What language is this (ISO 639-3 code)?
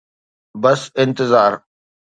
snd